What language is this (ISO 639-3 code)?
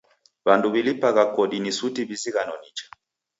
dav